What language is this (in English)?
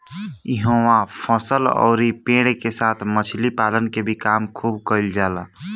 Bhojpuri